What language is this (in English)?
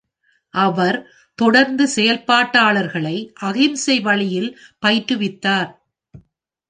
Tamil